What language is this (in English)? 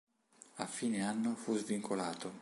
Italian